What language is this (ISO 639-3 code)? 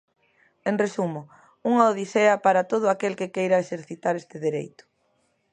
glg